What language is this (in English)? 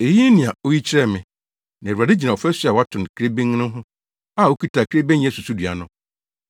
Akan